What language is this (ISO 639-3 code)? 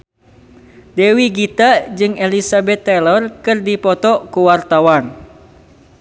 sun